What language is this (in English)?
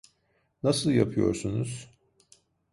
Turkish